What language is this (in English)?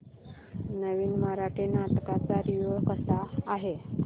Marathi